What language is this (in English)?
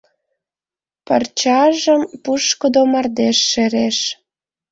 Mari